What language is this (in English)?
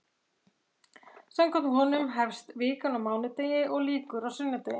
Icelandic